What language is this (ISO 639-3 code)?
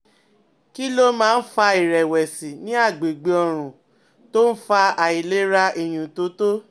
yor